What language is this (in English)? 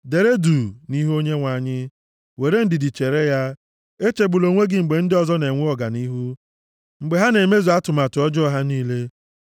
Igbo